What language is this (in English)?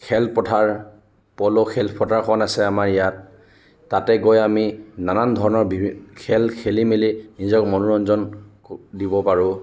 Assamese